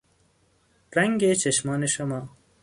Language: Persian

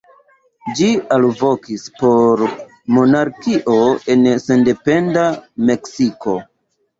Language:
Esperanto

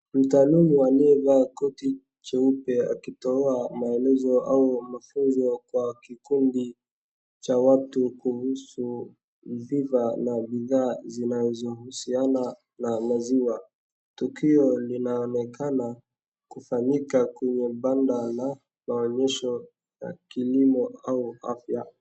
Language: Swahili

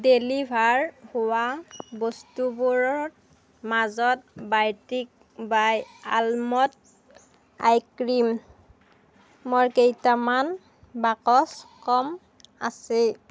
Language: Assamese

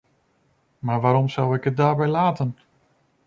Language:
Dutch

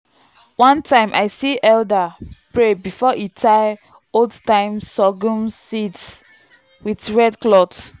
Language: Nigerian Pidgin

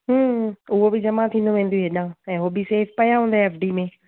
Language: Sindhi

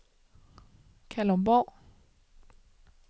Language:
Danish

